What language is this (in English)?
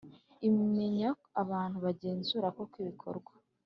Kinyarwanda